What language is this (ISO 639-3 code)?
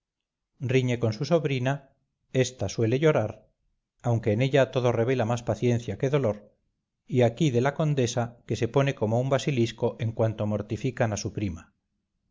spa